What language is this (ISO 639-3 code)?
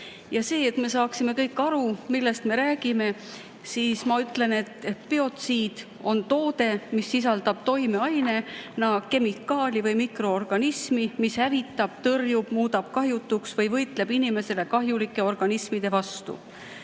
est